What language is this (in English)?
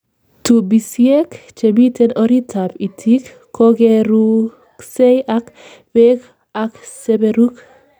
Kalenjin